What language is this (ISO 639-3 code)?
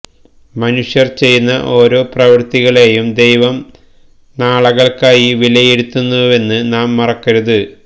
mal